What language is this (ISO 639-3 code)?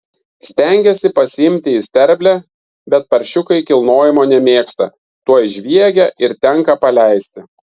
lit